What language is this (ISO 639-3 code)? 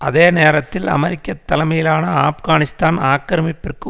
tam